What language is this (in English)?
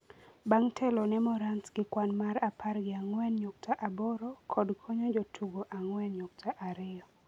Luo (Kenya and Tanzania)